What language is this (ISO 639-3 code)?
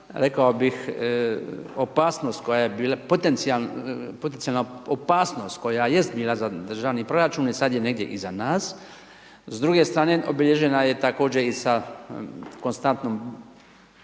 hrv